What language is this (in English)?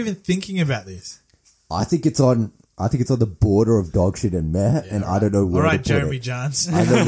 English